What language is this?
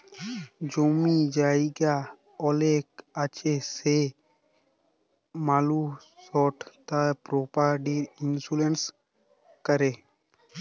Bangla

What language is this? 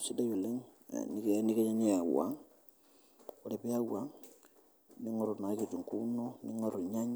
Masai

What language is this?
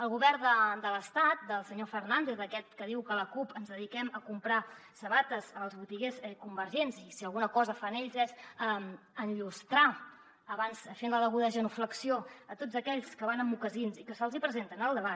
Catalan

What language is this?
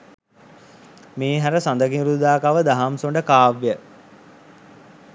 Sinhala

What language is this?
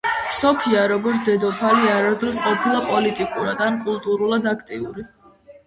Georgian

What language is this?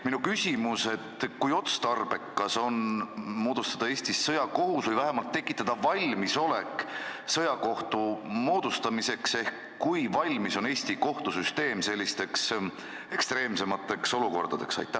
Estonian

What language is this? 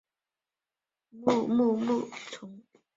Chinese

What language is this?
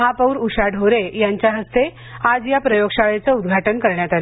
Marathi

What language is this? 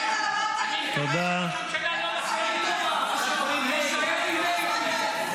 Hebrew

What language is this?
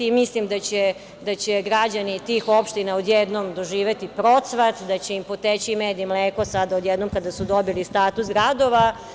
Serbian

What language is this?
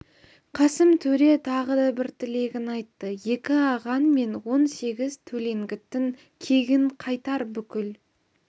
Kazakh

